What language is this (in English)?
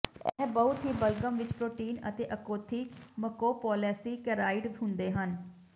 Punjabi